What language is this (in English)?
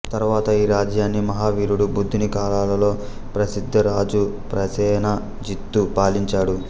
Telugu